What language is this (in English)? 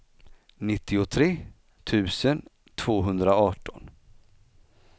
Swedish